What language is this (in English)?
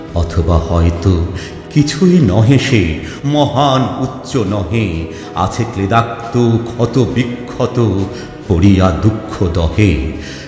Bangla